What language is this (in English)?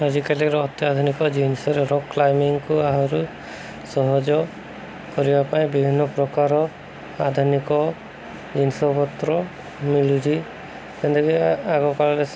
Odia